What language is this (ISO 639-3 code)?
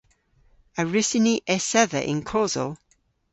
cor